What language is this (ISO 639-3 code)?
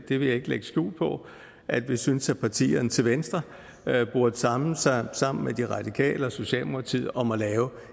dan